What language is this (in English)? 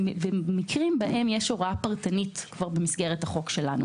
Hebrew